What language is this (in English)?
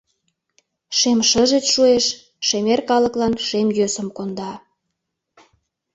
Mari